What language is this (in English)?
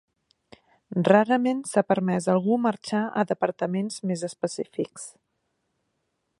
Catalan